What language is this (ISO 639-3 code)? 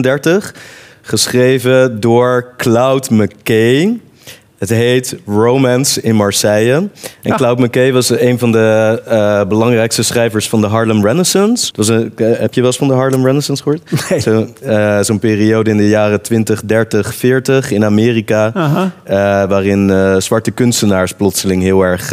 nld